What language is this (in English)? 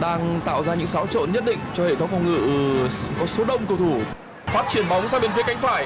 Vietnamese